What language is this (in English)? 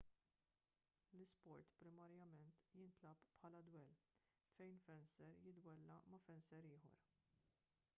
Maltese